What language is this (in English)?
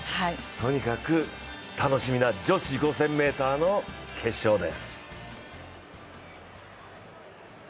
Japanese